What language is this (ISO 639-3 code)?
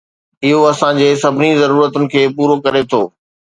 snd